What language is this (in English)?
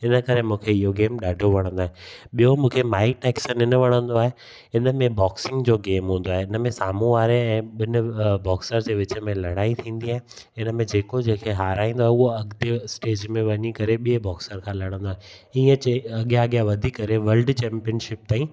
Sindhi